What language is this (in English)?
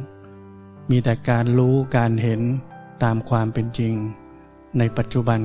Thai